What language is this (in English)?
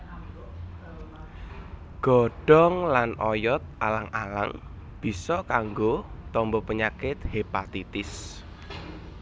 Javanese